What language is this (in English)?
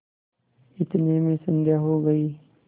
Hindi